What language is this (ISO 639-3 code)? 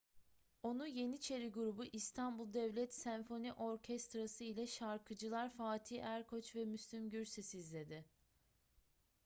tur